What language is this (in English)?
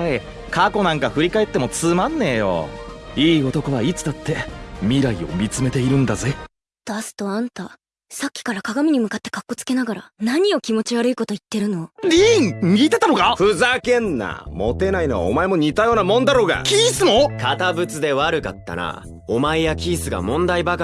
Japanese